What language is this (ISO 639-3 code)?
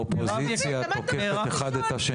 heb